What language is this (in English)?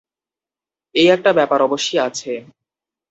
Bangla